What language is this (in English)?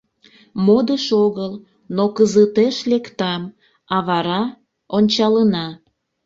Mari